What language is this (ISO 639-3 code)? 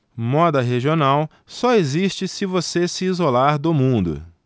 por